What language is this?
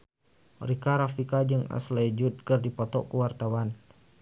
Sundanese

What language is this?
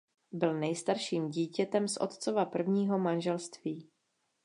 Czech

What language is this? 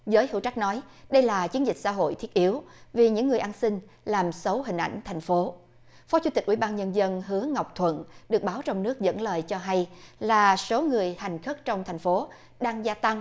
Vietnamese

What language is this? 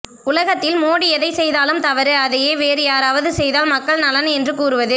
Tamil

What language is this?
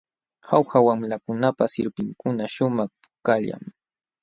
Jauja Wanca Quechua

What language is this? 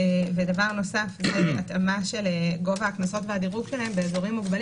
Hebrew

